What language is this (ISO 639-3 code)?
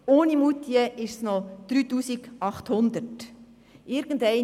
gsw